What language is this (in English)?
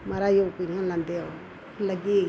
Dogri